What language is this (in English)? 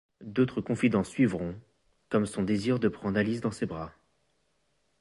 French